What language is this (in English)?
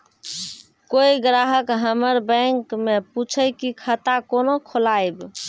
Maithili